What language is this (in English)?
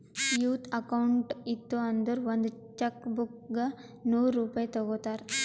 Kannada